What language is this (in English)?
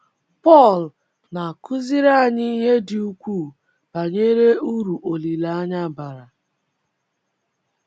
Igbo